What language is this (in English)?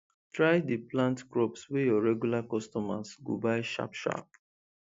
Nigerian Pidgin